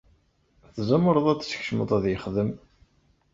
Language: Kabyle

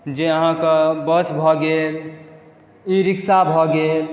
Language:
Maithili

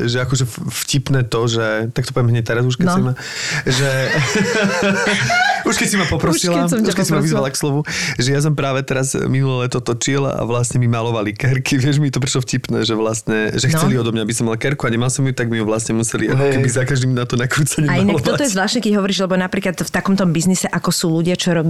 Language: Slovak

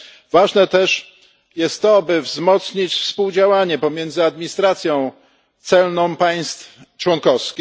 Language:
Polish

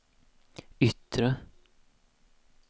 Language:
Swedish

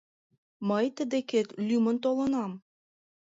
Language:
Mari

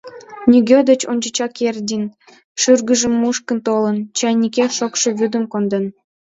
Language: Mari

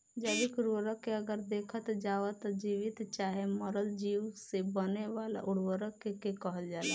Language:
Bhojpuri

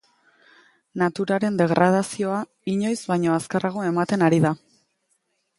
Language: Basque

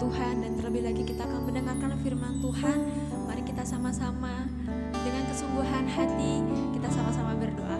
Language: Indonesian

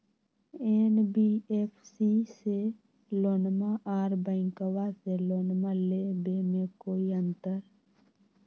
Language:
Magahi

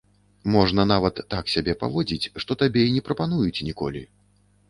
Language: Belarusian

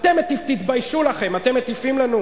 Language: Hebrew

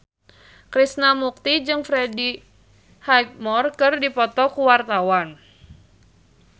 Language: Sundanese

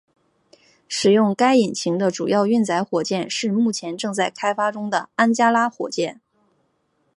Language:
Chinese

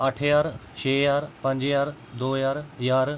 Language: Dogri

